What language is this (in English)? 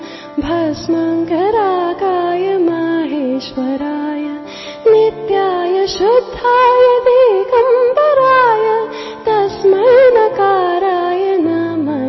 Punjabi